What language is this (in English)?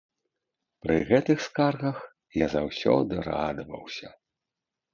Belarusian